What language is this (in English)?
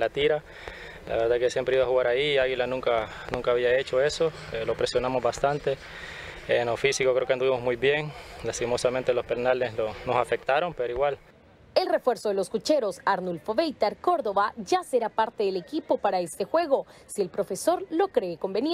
Spanish